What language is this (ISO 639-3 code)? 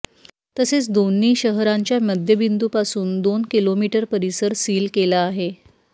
mar